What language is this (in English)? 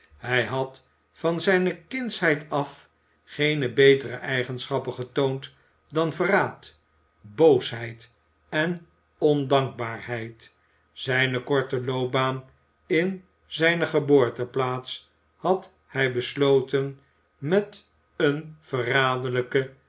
Dutch